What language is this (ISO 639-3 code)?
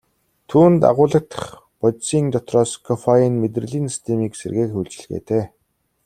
mon